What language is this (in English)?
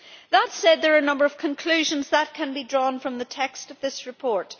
English